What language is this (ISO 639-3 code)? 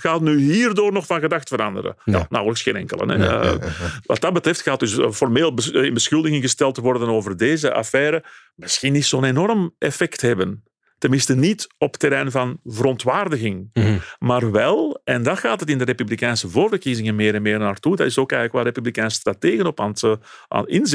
nld